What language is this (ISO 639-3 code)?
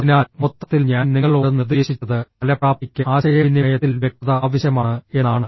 mal